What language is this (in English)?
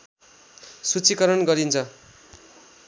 Nepali